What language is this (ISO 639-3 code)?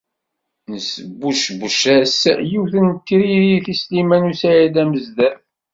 kab